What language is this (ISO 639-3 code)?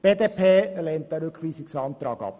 gsw